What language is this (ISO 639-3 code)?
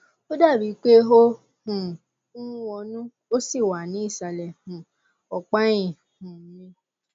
yor